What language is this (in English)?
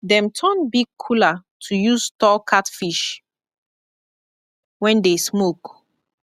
Nigerian Pidgin